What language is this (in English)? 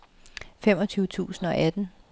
Danish